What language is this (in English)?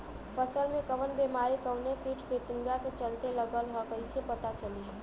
Bhojpuri